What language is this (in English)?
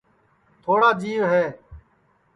Sansi